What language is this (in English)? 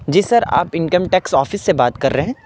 Urdu